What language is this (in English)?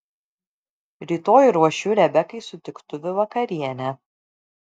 Lithuanian